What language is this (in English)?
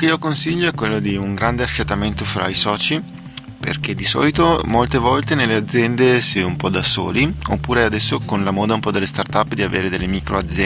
Italian